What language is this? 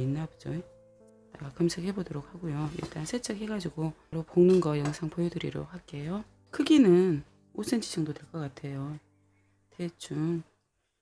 Korean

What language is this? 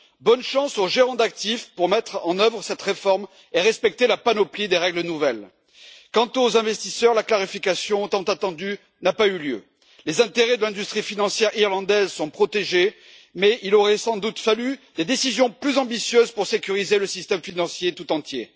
French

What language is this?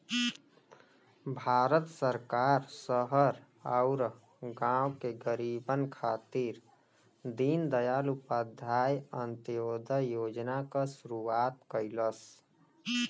Bhojpuri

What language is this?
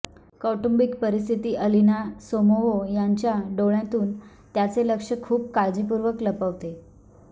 Marathi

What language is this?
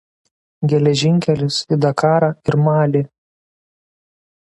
Lithuanian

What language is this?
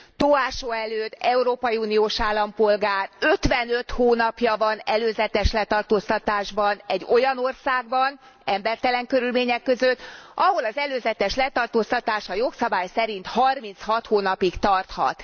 Hungarian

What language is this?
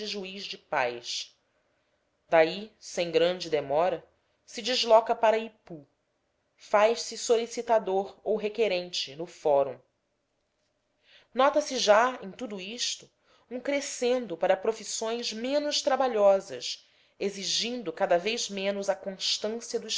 Portuguese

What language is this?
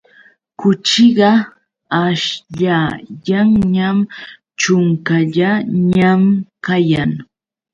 Yauyos Quechua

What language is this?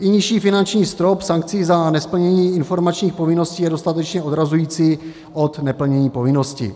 Czech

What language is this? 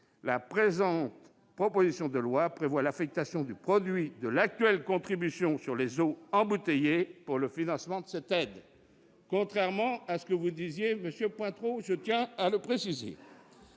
French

